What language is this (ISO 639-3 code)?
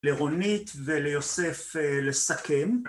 heb